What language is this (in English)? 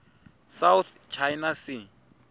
Tsonga